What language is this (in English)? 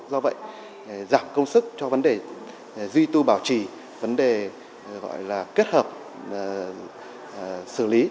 Vietnamese